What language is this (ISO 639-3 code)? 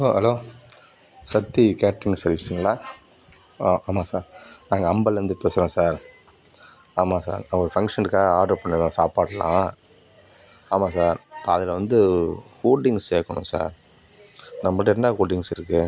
tam